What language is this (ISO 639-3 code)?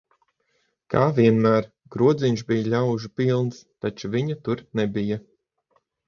lav